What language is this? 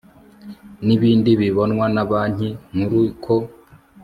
Kinyarwanda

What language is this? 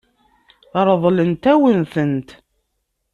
Kabyle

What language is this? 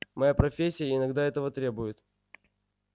Russian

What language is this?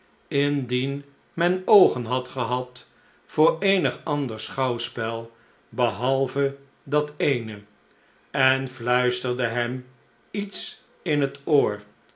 Dutch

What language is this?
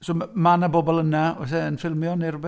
Welsh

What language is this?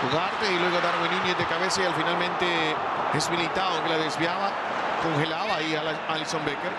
Spanish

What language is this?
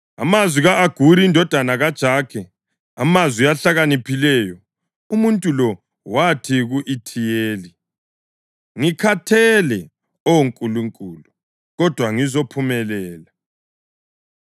North Ndebele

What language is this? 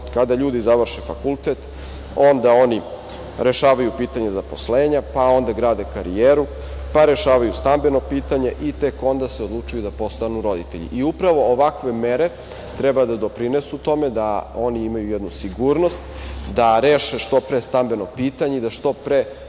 Serbian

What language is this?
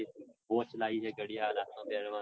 Gujarati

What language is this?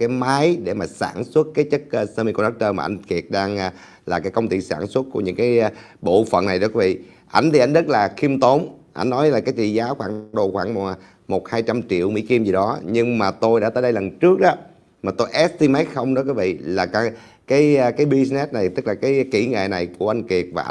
Vietnamese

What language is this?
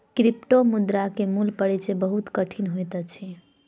Maithili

